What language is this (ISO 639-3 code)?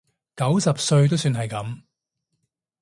yue